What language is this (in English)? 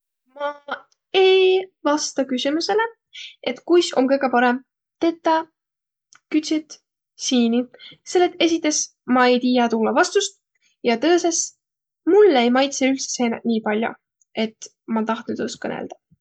Võro